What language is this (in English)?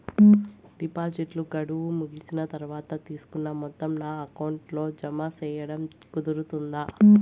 Telugu